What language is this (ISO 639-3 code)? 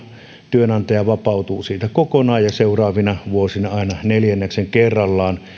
fin